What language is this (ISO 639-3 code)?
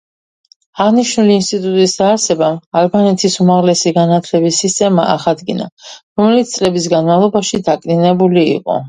kat